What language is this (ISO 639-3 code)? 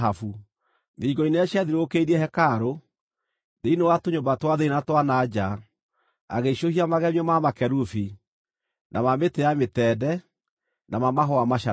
kik